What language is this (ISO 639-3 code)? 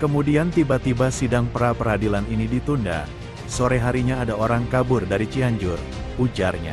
ind